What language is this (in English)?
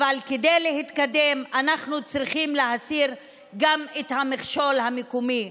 Hebrew